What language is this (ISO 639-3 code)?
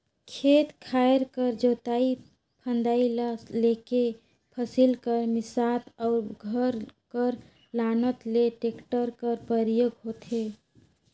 hne